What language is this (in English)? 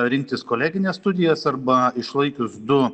Lithuanian